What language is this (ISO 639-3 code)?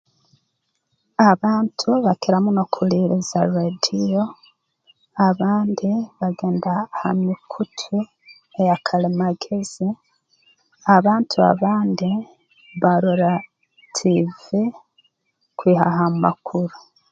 ttj